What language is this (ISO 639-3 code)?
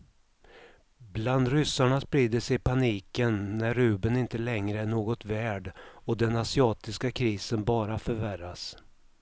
swe